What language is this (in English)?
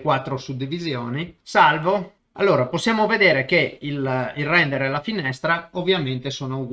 Italian